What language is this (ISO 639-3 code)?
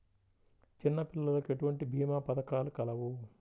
tel